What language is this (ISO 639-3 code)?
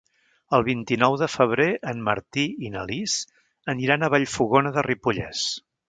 cat